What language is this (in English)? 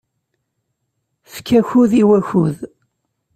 Kabyle